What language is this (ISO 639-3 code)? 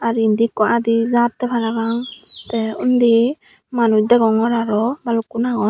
ccp